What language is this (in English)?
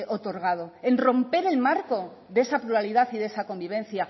Spanish